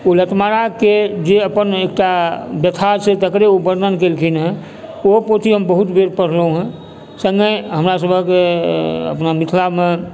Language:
Maithili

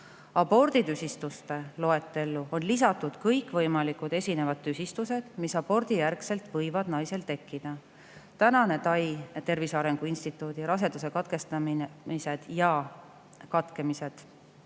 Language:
Estonian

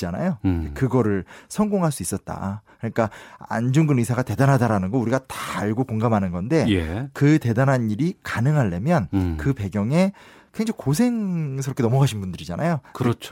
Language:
Korean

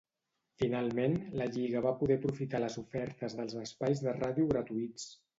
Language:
Catalan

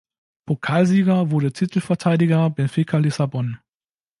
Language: German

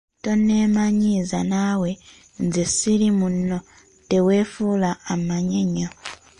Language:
Ganda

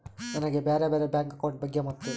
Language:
Kannada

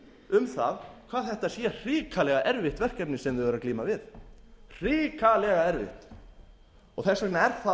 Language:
Icelandic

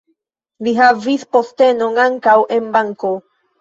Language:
Esperanto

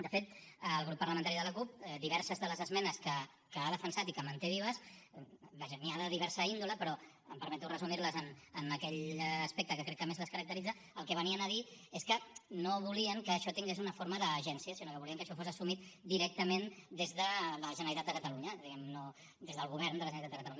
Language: Catalan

